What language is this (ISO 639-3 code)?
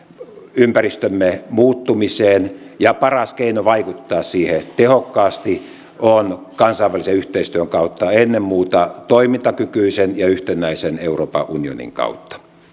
fin